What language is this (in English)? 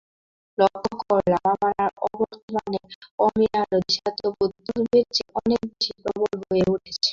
Bangla